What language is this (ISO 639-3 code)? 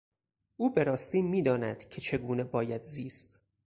fas